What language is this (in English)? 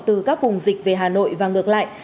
Vietnamese